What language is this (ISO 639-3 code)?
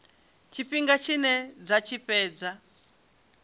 ven